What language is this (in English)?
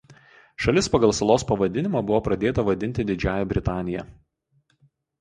Lithuanian